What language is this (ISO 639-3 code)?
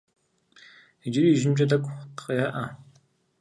kbd